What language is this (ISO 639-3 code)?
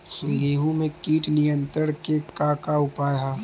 bho